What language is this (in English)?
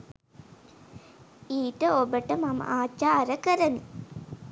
Sinhala